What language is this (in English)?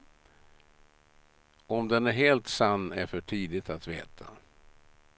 Swedish